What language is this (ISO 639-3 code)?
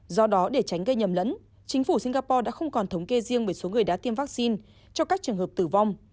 vie